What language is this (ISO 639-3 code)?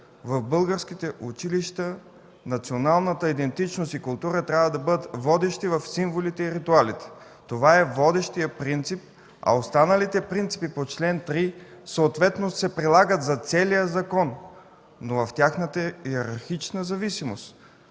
bul